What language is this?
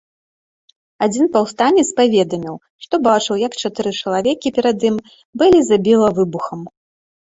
Belarusian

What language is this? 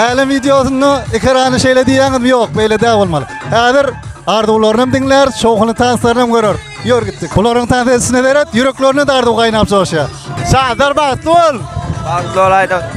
Turkish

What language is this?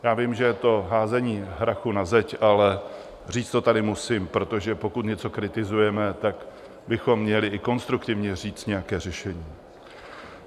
Czech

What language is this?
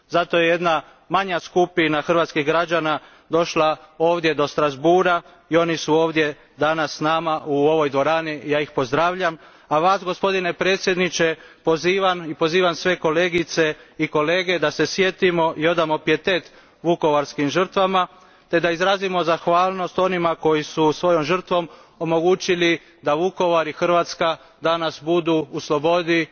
Croatian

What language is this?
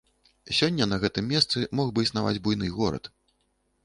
Belarusian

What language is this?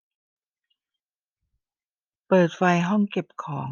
Thai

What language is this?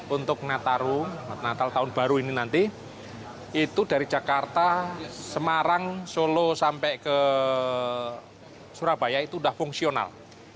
Indonesian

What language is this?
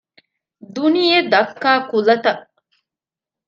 Divehi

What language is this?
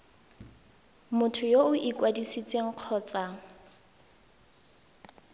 Tswana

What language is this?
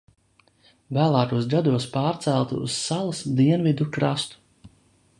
Latvian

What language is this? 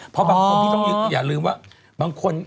Thai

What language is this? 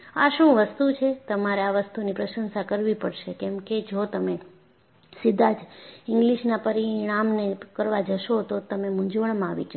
Gujarati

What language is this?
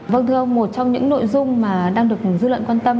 Vietnamese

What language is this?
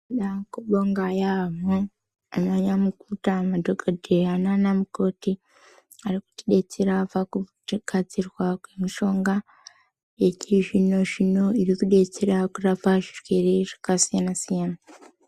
Ndau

